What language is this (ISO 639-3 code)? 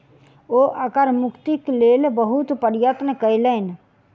mai